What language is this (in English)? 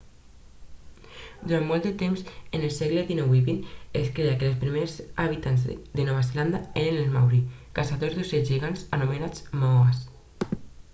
Catalan